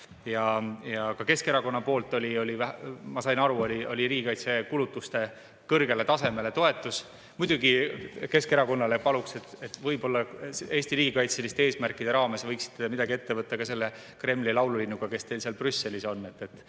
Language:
Estonian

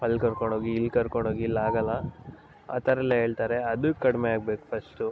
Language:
Kannada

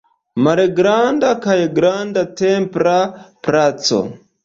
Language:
Esperanto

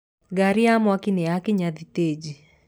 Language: Kikuyu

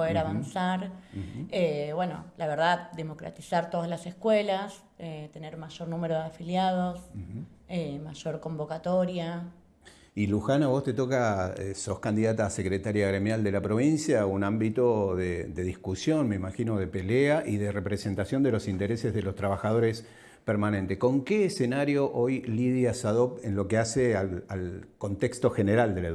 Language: Spanish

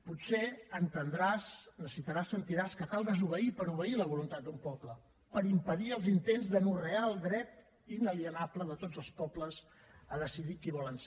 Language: Catalan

